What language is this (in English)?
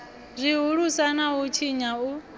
Venda